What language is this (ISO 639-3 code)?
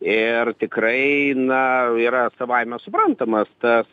lit